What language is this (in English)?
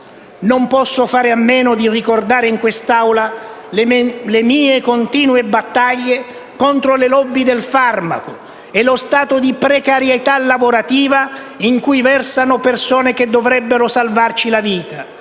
Italian